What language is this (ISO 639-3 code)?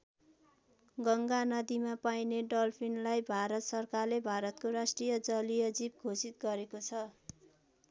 nep